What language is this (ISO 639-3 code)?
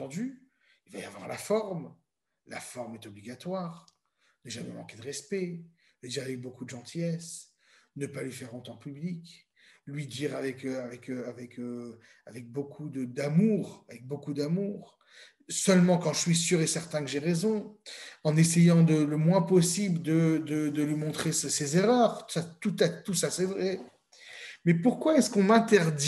fra